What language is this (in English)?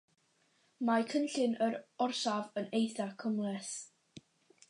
Welsh